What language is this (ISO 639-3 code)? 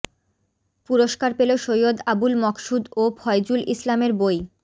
ben